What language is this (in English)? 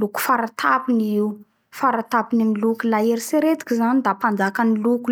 Bara Malagasy